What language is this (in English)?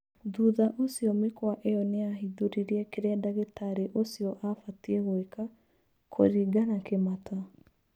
Kikuyu